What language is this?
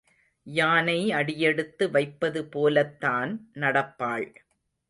Tamil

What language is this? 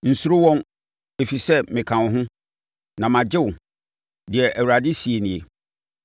Akan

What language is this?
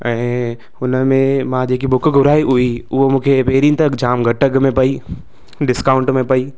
Sindhi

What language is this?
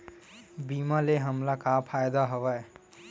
Chhattisgarhi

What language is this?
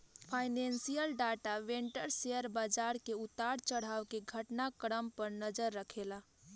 Bhojpuri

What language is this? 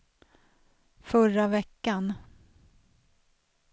Swedish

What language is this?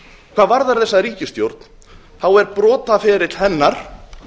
Icelandic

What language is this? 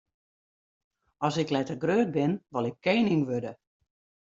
Western Frisian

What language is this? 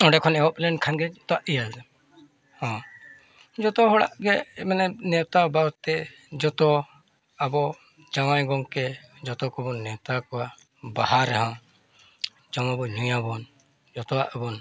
Santali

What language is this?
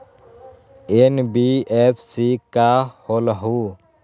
Magahi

